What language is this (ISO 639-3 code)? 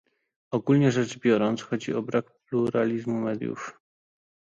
pol